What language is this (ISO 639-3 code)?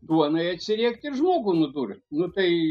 lit